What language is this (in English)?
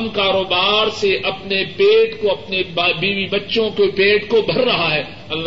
Urdu